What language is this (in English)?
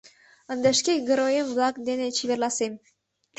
Mari